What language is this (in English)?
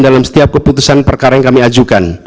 Indonesian